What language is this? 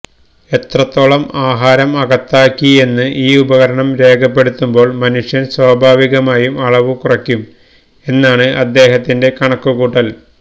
Malayalam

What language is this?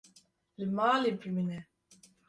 Kurdish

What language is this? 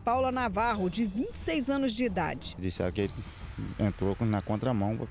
Portuguese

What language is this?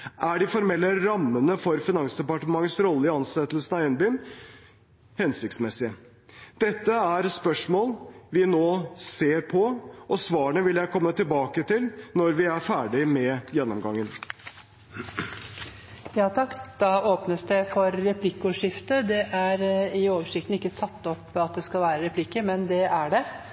Norwegian Bokmål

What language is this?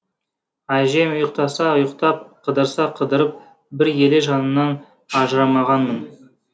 Kazakh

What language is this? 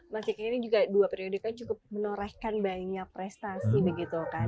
Indonesian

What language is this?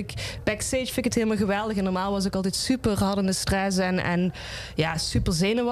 Dutch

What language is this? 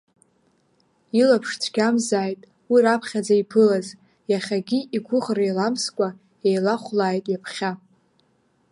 Abkhazian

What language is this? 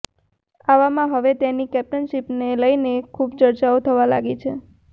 Gujarati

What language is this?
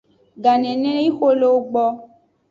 Aja (Benin)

